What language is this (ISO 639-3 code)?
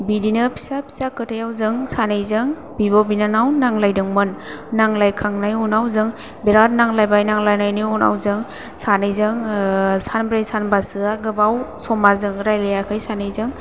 brx